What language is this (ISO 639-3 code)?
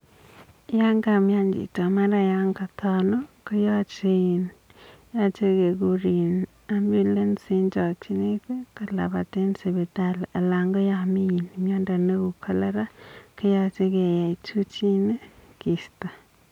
kln